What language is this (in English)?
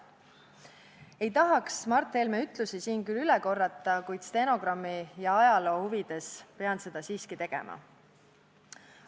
Estonian